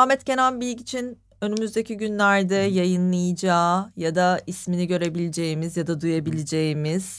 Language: Turkish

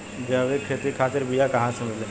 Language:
Bhojpuri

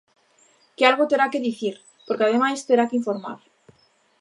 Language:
Galician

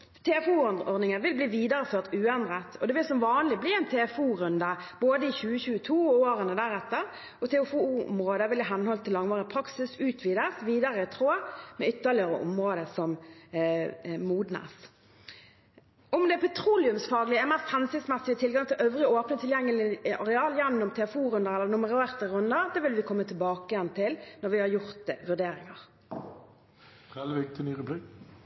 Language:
Norwegian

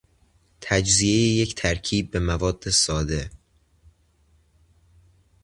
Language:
Persian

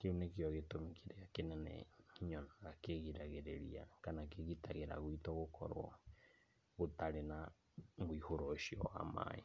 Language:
Kikuyu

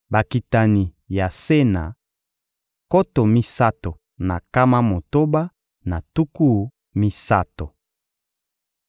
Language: Lingala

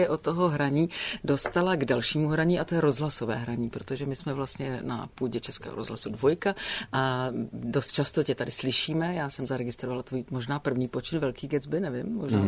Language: Czech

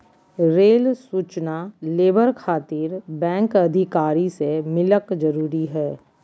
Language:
Magahi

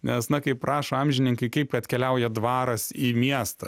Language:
Lithuanian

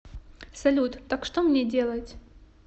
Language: Russian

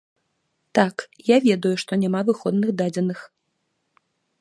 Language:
Belarusian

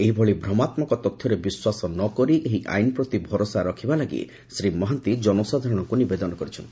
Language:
Odia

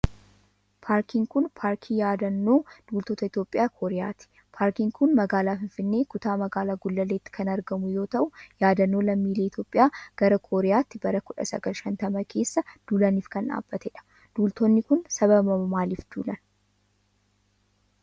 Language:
Oromo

